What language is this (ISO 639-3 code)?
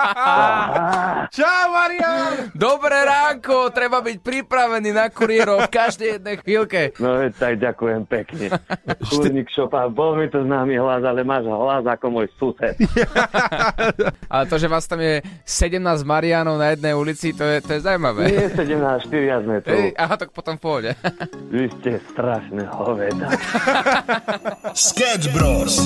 slk